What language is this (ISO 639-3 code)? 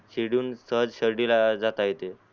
mar